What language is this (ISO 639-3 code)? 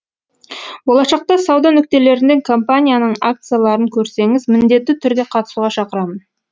kaz